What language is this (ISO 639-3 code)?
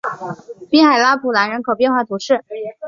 zho